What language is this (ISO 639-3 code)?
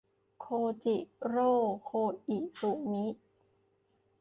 tha